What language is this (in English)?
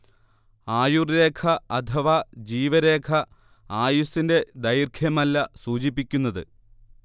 Malayalam